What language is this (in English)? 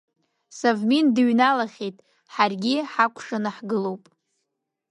Abkhazian